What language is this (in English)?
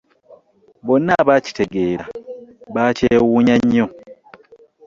Ganda